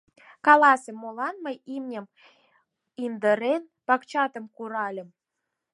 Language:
Mari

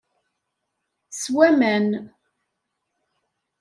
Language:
Kabyle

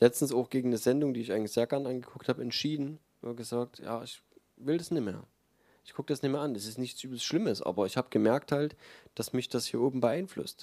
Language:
German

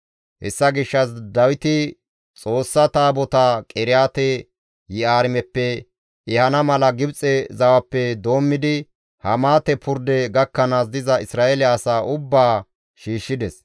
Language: Gamo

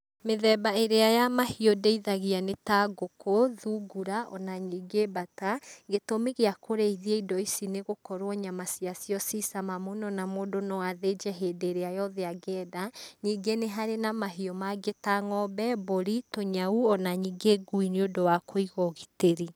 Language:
Kikuyu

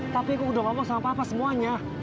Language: Indonesian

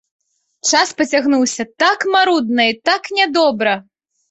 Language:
Belarusian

